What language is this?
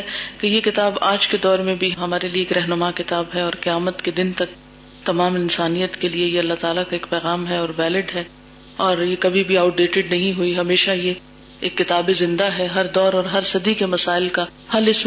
Urdu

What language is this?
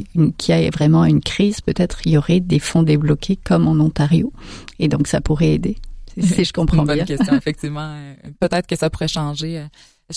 French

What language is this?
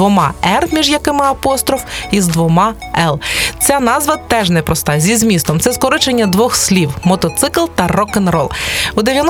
Ukrainian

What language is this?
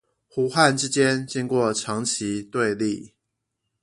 Chinese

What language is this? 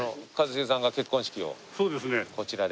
Japanese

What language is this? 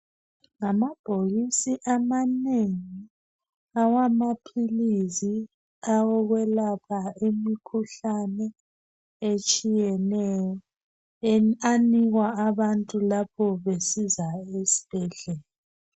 North Ndebele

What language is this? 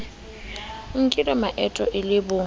Southern Sotho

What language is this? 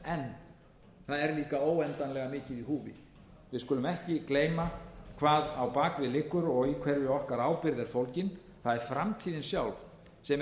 Icelandic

